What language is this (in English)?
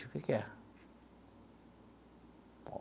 Portuguese